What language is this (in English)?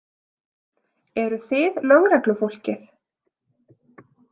Icelandic